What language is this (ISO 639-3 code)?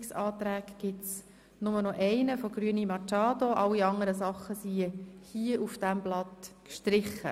gsw